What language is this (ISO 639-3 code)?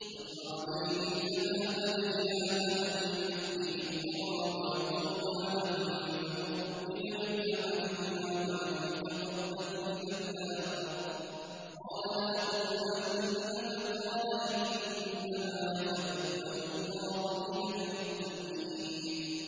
ara